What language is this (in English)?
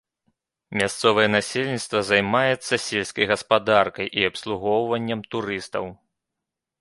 Belarusian